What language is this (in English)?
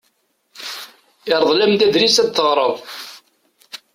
Kabyle